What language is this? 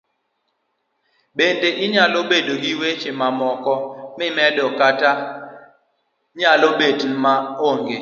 Luo (Kenya and Tanzania)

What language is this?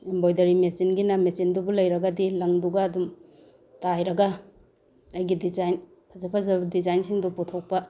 Manipuri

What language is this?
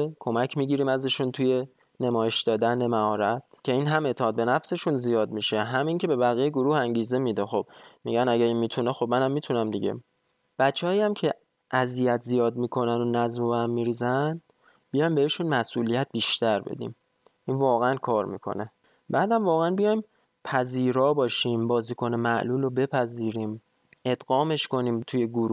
Persian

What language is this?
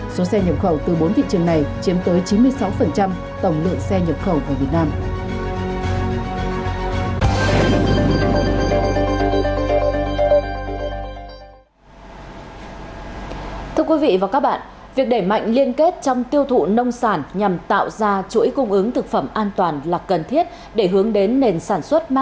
Vietnamese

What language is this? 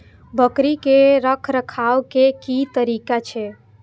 Maithili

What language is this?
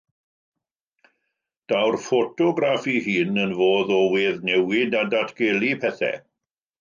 Welsh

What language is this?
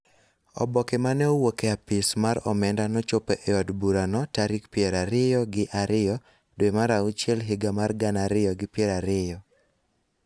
Luo (Kenya and Tanzania)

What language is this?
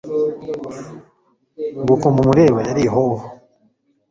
Kinyarwanda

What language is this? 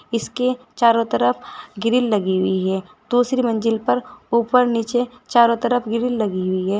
Hindi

